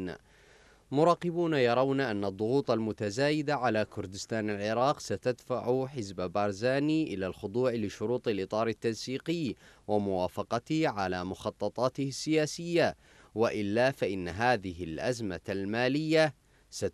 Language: Arabic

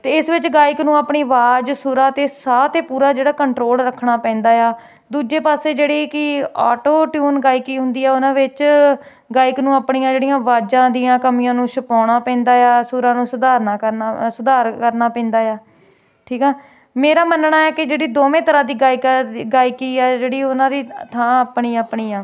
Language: Punjabi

